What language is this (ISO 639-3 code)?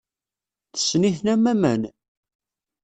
kab